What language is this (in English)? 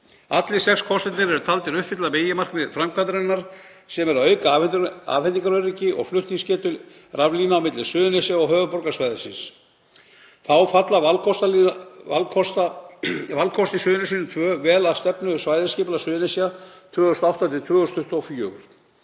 Icelandic